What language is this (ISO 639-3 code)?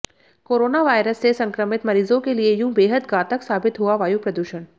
hin